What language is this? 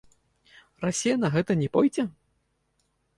Belarusian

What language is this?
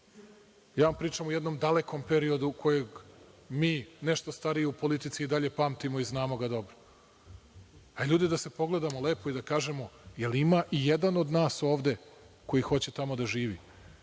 Serbian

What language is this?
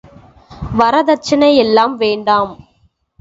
Tamil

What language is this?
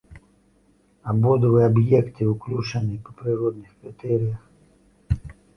Belarusian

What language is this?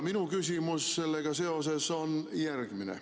Estonian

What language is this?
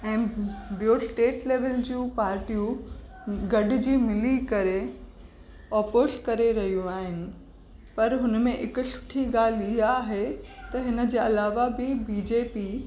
Sindhi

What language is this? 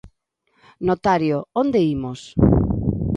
Galician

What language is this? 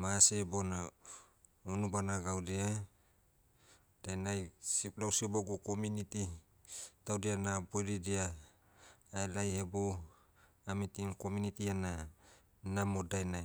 Motu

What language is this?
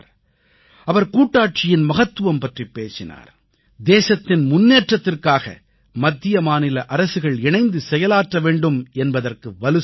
Tamil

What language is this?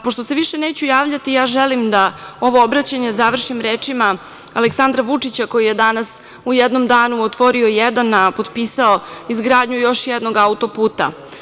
Serbian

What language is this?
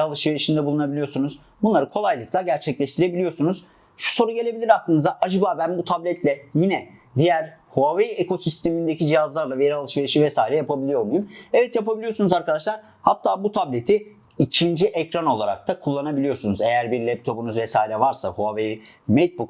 Turkish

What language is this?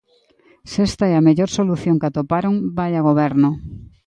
Galician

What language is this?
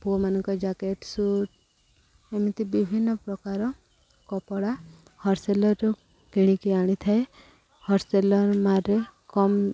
Odia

